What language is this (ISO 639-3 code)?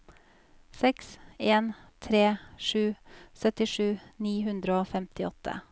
nor